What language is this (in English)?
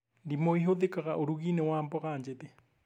Kikuyu